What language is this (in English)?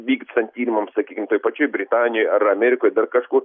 Lithuanian